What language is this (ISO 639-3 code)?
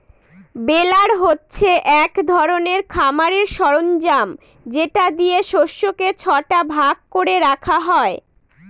ben